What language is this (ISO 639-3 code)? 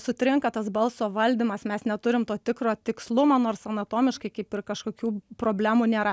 lit